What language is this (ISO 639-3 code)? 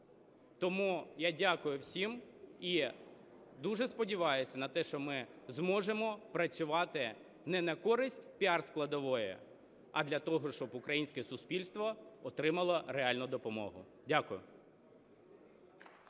ukr